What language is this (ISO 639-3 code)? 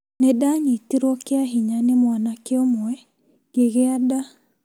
kik